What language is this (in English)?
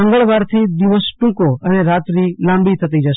Gujarati